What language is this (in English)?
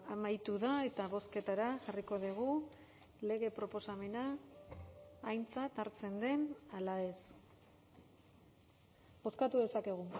Basque